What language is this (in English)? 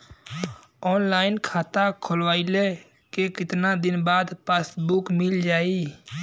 Bhojpuri